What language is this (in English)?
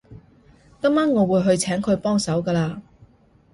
Cantonese